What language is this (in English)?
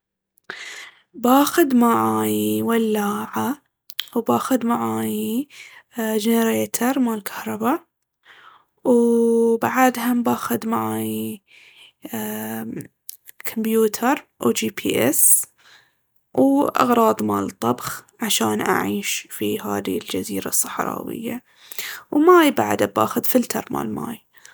Baharna Arabic